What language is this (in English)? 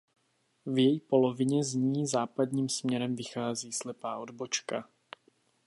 Czech